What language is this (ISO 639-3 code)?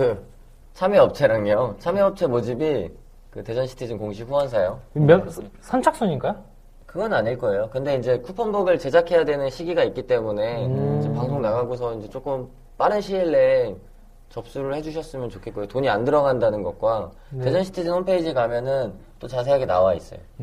kor